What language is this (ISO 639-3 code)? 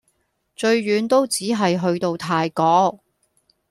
yue